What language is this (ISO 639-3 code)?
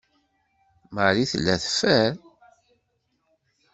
kab